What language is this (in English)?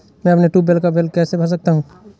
Hindi